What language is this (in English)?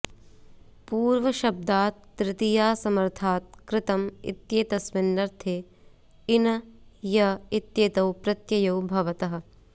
Sanskrit